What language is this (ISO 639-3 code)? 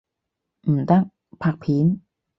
yue